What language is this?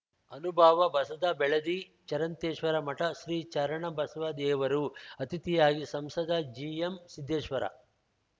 Kannada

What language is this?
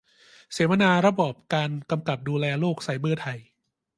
Thai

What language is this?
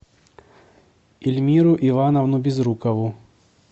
Russian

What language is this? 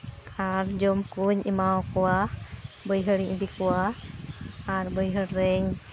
Santali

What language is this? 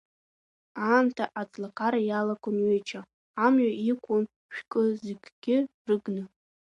Abkhazian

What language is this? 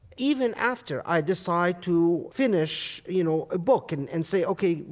English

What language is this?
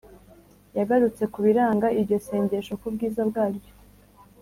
Kinyarwanda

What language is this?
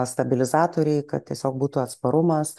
Lithuanian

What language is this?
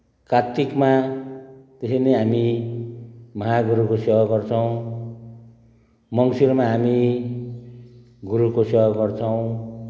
Nepali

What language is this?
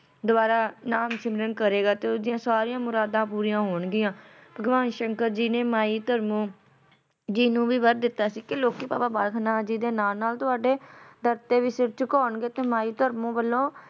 Punjabi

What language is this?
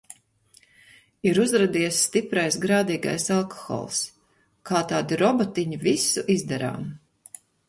Latvian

